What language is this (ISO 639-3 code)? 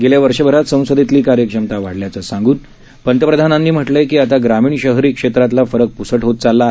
mar